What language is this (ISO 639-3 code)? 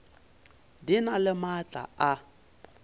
nso